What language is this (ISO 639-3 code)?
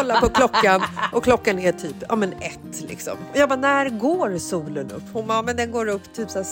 swe